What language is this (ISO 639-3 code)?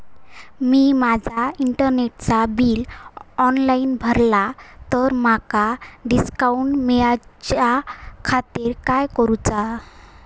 mar